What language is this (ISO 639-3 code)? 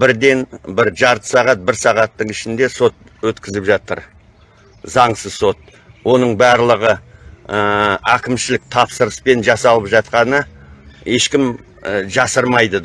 tur